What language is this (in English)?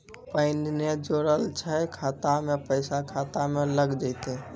Maithili